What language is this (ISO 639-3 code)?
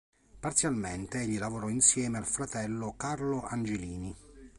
ita